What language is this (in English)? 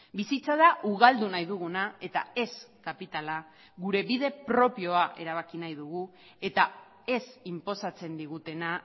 Basque